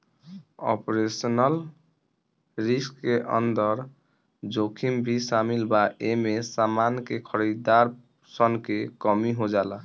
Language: Bhojpuri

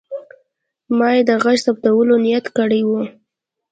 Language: Pashto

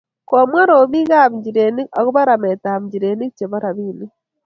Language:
Kalenjin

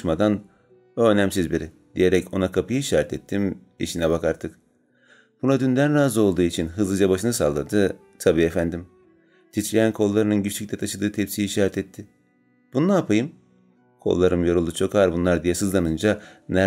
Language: Turkish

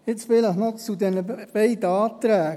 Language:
Swiss German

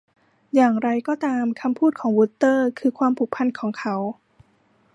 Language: Thai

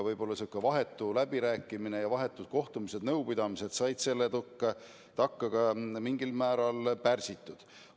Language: Estonian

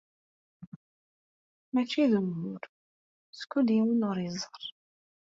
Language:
Kabyle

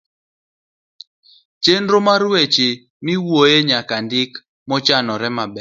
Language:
Luo (Kenya and Tanzania)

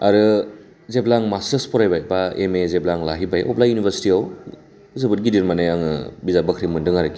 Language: Bodo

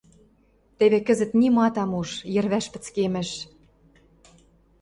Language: Western Mari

